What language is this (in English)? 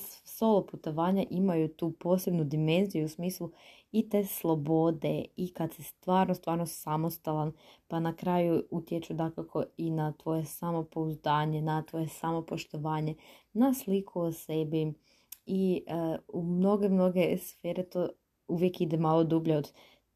Croatian